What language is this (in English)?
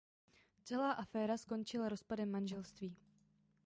Czech